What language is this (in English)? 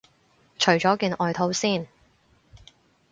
Cantonese